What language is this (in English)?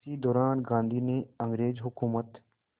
Hindi